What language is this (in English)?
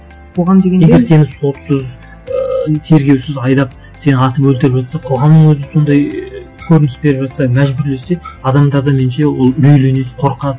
Kazakh